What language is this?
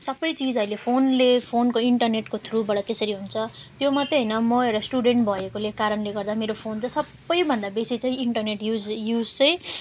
Nepali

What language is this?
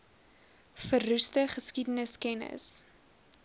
Afrikaans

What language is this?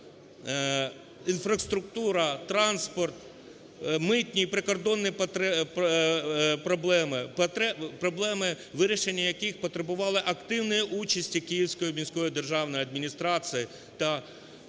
Ukrainian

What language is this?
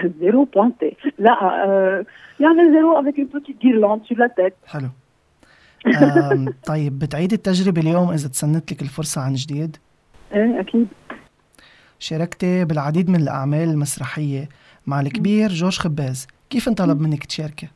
Arabic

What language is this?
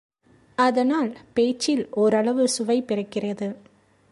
Tamil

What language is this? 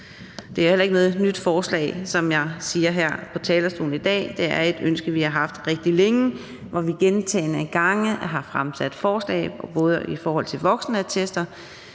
Danish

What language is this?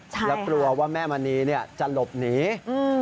Thai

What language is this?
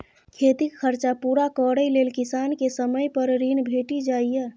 Maithili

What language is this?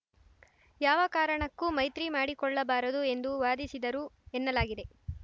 Kannada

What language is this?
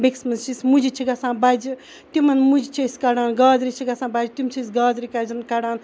Kashmiri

